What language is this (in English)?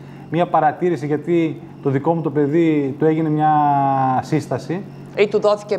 Greek